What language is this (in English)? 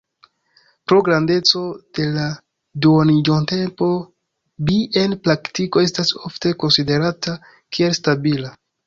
Esperanto